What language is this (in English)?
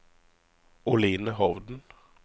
Norwegian